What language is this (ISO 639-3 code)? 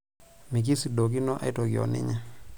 mas